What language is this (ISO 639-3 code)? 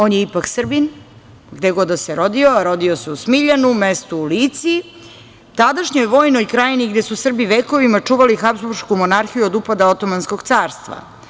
srp